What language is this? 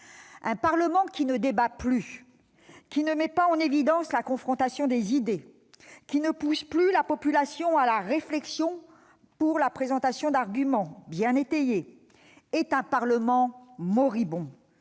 French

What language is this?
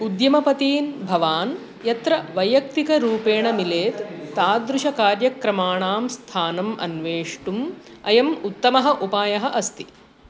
Sanskrit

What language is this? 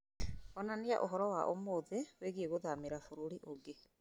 Kikuyu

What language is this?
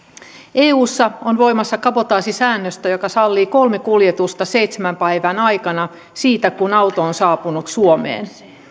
Finnish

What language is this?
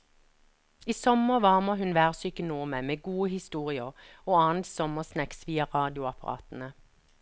Norwegian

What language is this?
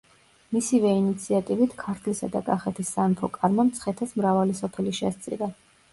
Georgian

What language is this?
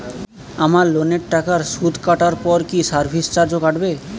Bangla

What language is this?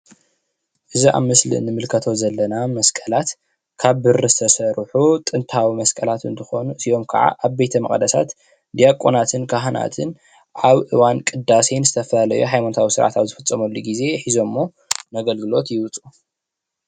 Tigrinya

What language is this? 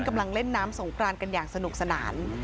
Thai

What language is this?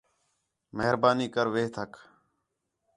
Khetrani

